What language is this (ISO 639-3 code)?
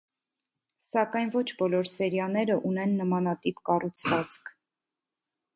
hye